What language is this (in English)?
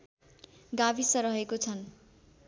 Nepali